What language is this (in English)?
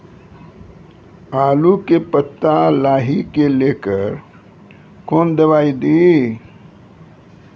Maithili